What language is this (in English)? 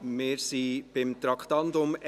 Swiss German